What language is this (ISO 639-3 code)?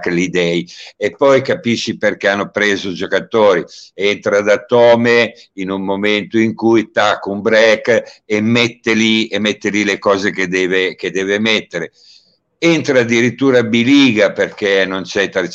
ita